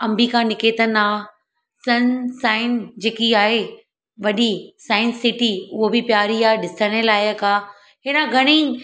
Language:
Sindhi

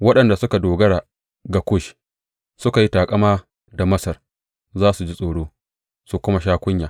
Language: Hausa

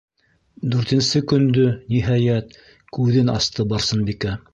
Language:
Bashkir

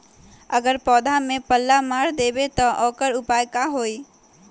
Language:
Magahi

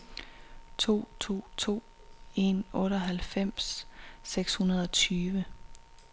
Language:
Danish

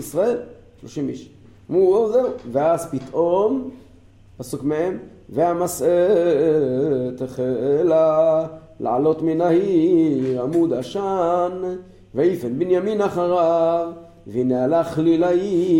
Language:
Hebrew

